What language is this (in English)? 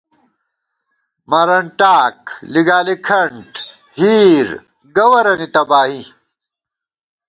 Gawar-Bati